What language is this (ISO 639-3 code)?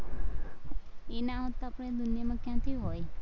guj